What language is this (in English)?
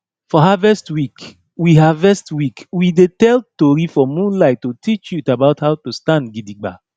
Nigerian Pidgin